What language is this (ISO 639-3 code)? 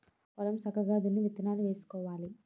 tel